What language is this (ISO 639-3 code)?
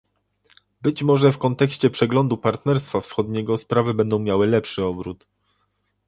pol